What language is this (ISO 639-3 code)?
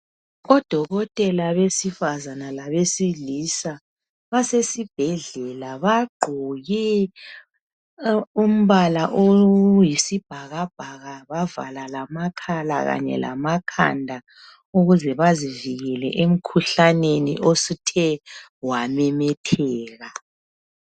nde